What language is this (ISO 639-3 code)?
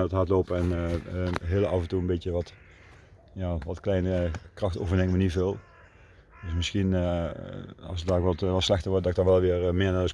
nld